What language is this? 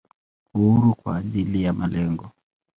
Swahili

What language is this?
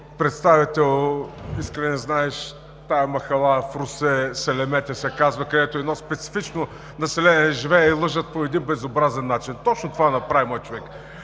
Bulgarian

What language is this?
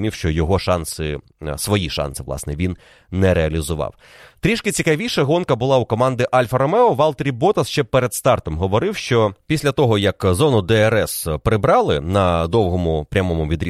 Ukrainian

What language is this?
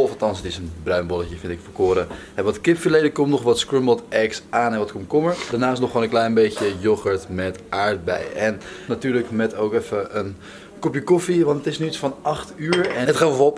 Dutch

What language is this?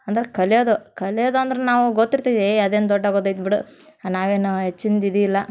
Kannada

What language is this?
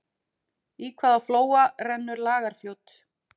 Icelandic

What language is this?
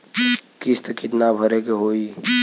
Bhojpuri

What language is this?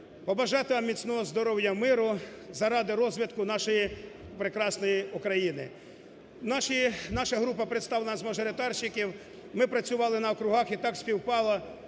Ukrainian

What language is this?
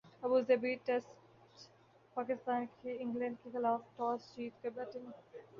Urdu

